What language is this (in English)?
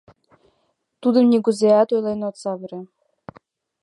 Mari